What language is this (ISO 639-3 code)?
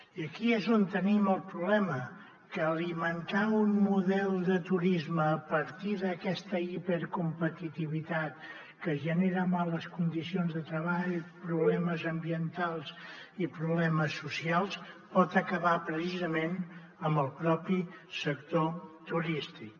cat